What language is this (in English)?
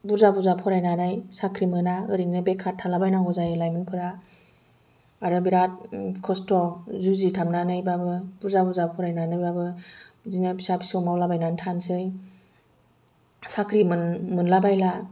Bodo